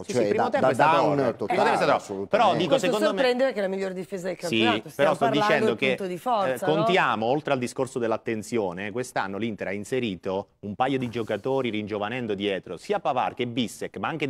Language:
Italian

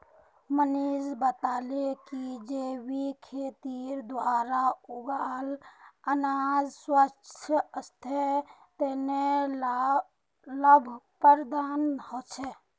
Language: Magahi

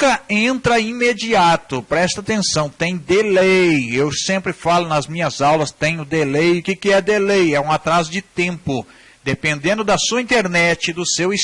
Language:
Portuguese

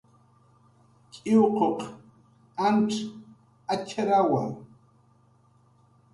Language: Jaqaru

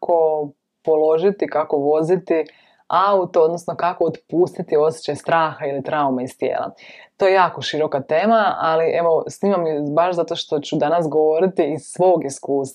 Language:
Croatian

